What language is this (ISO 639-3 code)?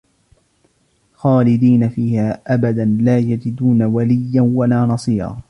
ara